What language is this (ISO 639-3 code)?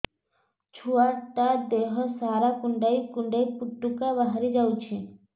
ori